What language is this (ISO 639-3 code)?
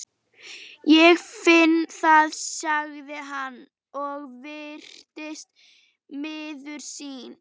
isl